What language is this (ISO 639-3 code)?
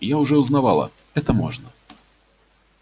rus